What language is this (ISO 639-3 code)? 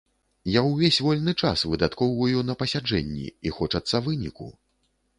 bel